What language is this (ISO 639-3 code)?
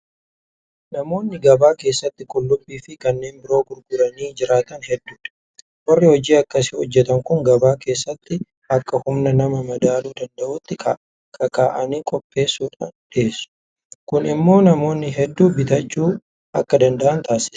orm